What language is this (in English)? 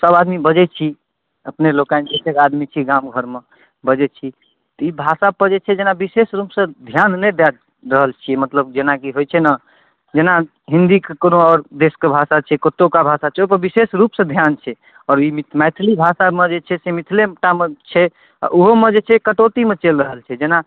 Maithili